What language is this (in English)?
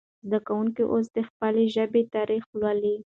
Pashto